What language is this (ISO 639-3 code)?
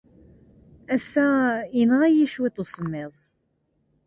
kab